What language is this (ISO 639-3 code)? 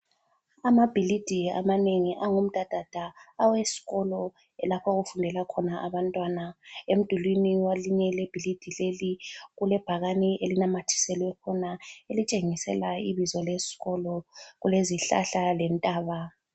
nde